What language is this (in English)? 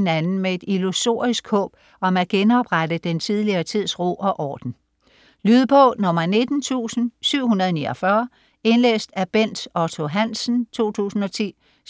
Danish